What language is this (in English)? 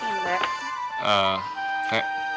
Indonesian